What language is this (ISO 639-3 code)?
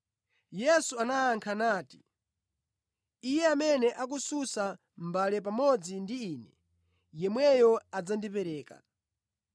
nya